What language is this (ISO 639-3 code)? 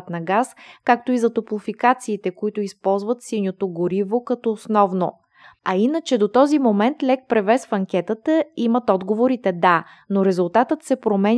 bul